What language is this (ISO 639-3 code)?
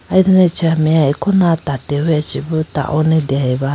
clk